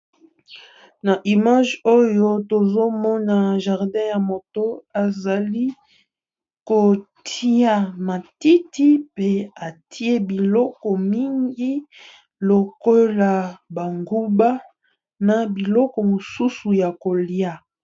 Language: Lingala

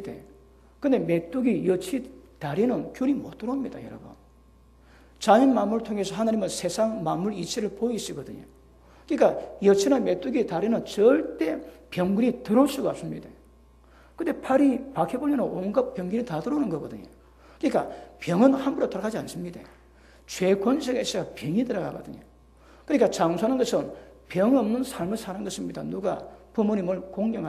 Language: Korean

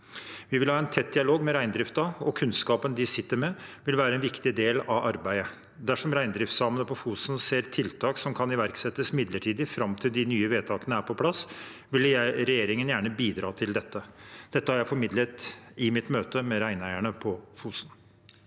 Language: Norwegian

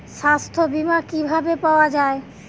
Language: Bangla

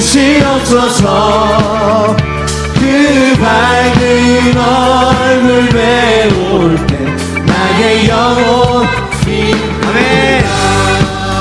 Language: Korean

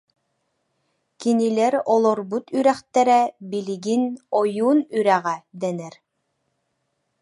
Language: Yakut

